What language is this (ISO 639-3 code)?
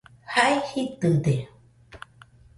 hux